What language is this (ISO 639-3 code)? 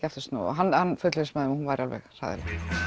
isl